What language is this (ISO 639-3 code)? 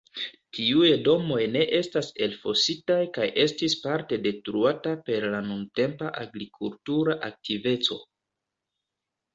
epo